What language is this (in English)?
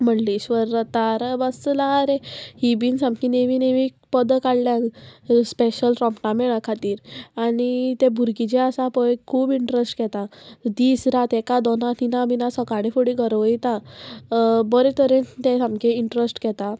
Konkani